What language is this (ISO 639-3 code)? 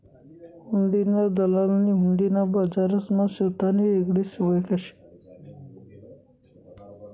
mar